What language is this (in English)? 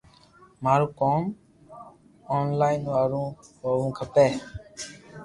Loarki